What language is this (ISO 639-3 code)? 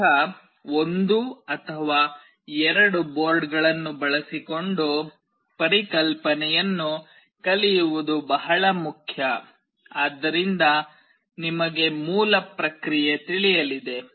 kan